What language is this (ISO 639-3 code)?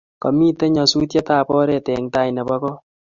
kln